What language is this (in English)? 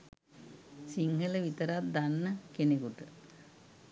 Sinhala